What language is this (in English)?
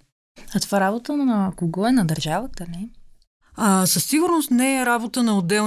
Bulgarian